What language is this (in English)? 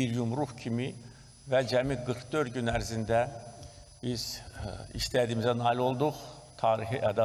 Turkish